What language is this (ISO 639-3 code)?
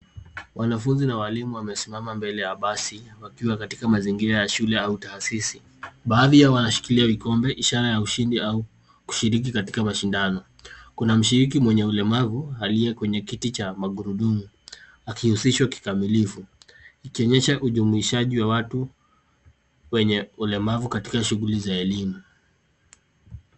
swa